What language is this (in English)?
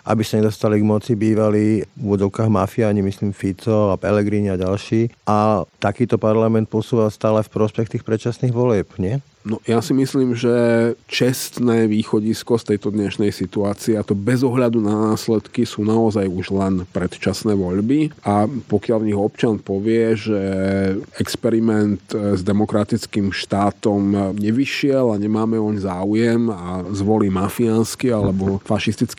Slovak